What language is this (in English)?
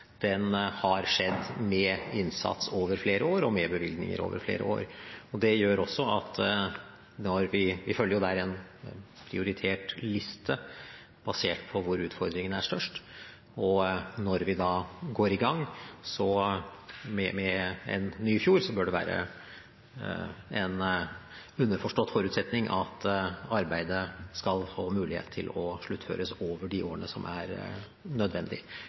Norwegian Bokmål